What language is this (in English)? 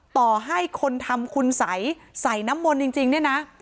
Thai